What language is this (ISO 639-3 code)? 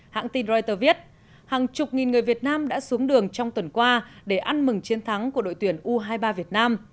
vie